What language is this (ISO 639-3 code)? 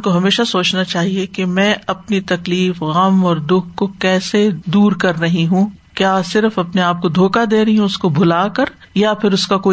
urd